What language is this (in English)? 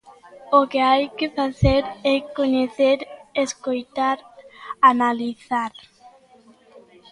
Galician